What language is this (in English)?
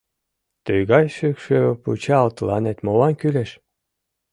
Mari